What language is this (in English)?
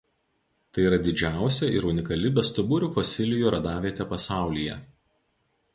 Lithuanian